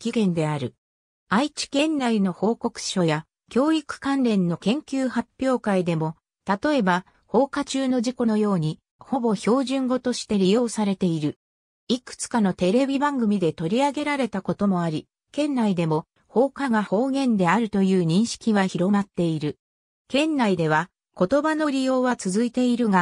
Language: Japanese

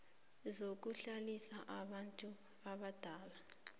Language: South Ndebele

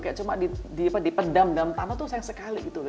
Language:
Indonesian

